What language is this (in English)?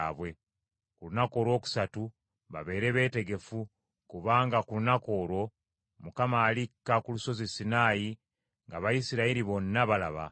Ganda